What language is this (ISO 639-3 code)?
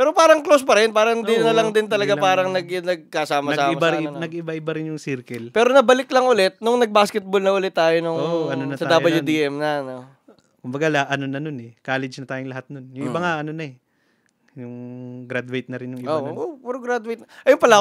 fil